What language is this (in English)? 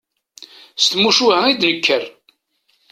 Kabyle